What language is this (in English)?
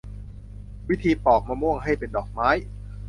Thai